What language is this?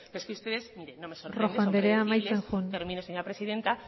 Spanish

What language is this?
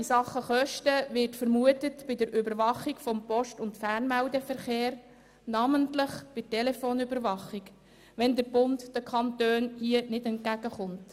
Swiss German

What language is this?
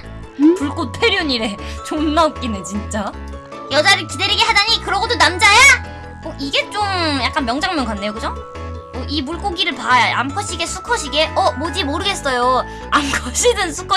Korean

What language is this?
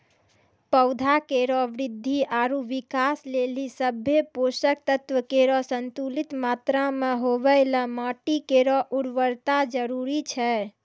Maithili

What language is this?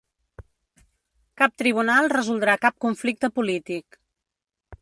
Catalan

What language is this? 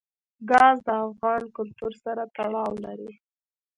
Pashto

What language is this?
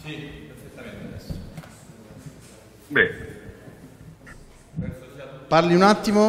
Italian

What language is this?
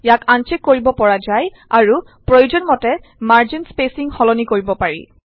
Assamese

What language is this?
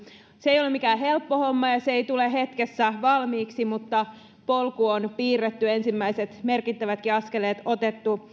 Finnish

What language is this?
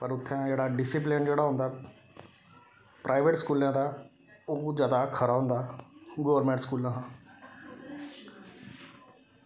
Dogri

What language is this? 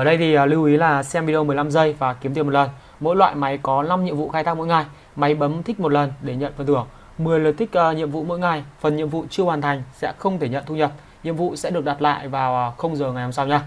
Vietnamese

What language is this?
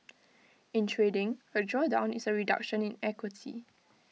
English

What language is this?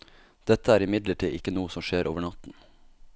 Norwegian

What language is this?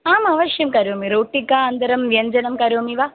Sanskrit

